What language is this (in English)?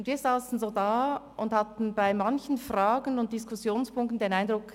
Swiss German